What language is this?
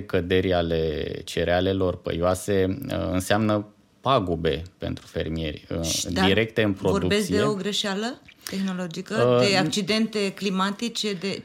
Romanian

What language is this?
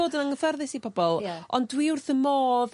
Welsh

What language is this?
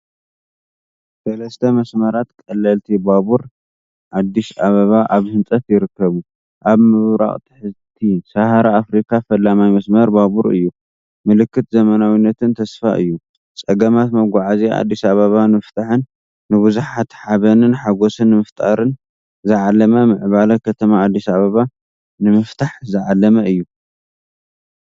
Tigrinya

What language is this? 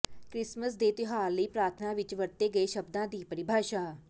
Punjabi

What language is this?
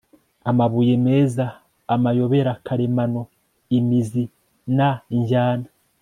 Kinyarwanda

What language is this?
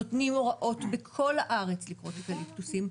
Hebrew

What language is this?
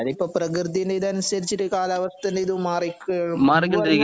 Malayalam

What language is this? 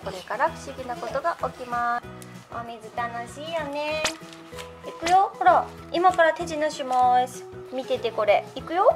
Japanese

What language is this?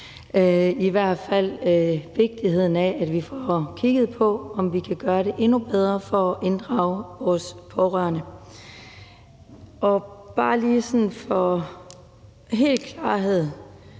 Danish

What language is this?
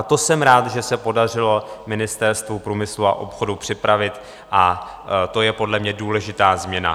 Czech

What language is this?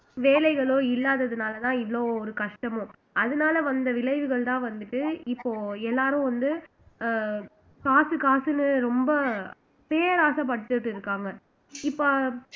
Tamil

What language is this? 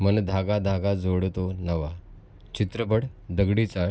Marathi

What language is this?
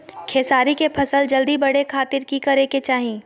Magahi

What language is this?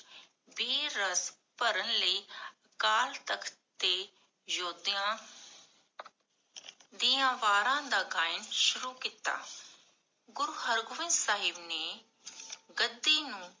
Punjabi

